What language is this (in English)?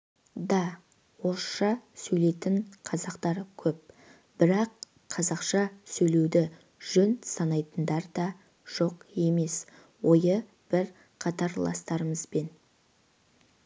Kazakh